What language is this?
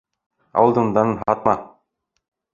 Bashkir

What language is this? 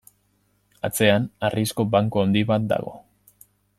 Basque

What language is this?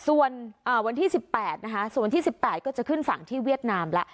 Thai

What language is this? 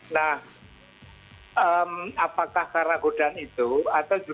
Indonesian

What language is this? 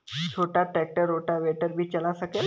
Bhojpuri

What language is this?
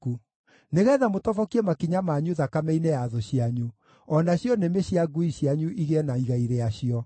Kikuyu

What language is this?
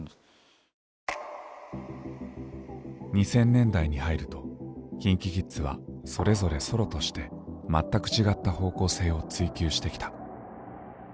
Japanese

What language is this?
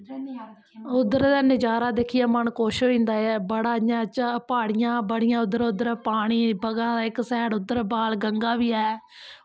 Dogri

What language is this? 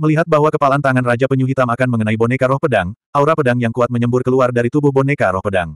Indonesian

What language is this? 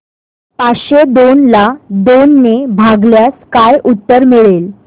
Marathi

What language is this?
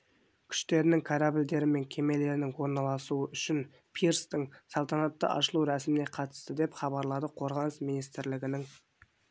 Kazakh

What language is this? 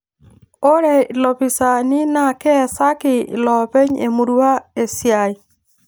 Masai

